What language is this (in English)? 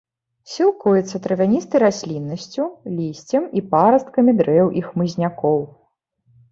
Belarusian